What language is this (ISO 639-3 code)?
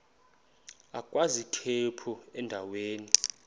xho